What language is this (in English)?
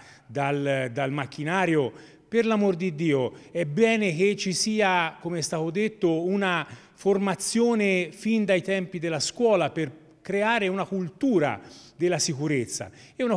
Italian